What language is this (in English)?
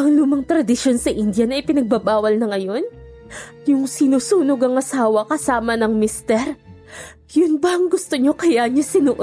Filipino